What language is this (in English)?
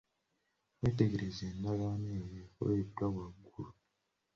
Ganda